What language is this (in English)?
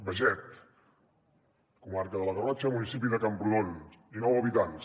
Catalan